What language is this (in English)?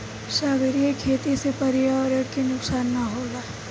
Bhojpuri